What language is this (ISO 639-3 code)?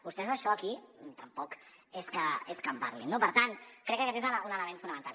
cat